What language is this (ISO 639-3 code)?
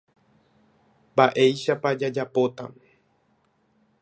grn